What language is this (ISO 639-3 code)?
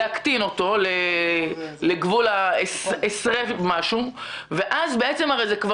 heb